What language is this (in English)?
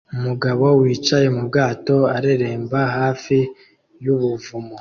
Kinyarwanda